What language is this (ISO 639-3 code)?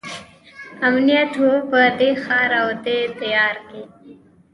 pus